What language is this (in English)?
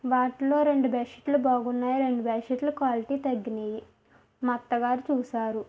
Telugu